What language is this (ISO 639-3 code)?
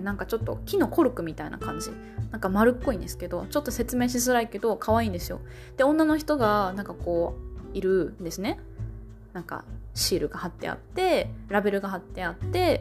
jpn